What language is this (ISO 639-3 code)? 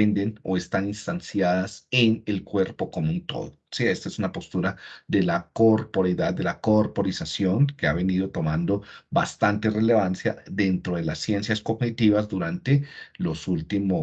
spa